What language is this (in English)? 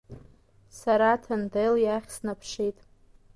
Abkhazian